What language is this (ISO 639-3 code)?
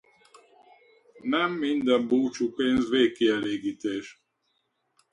hun